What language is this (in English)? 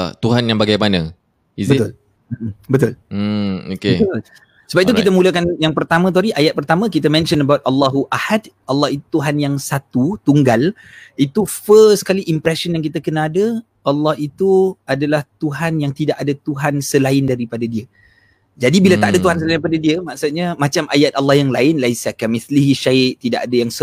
Malay